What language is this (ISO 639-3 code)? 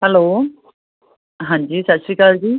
pan